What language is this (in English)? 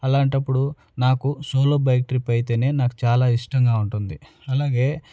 Telugu